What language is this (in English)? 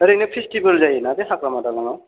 Bodo